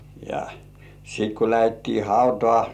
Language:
Finnish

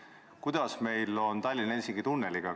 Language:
Estonian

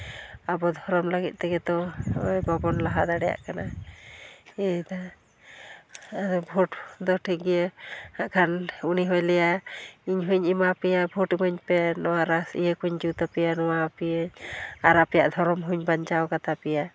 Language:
Santali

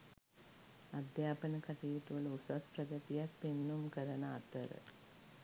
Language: Sinhala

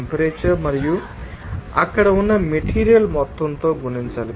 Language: Telugu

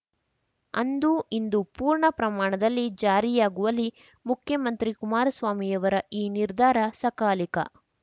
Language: Kannada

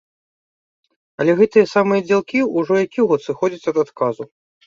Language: Belarusian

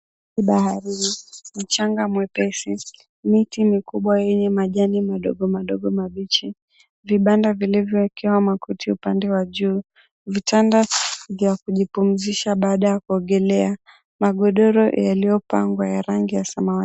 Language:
Swahili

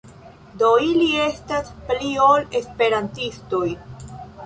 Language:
Esperanto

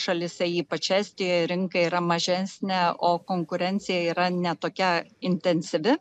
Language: Lithuanian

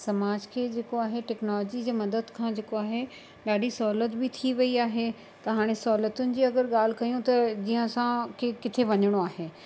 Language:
Sindhi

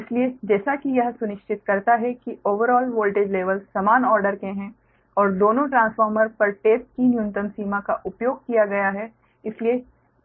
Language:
Hindi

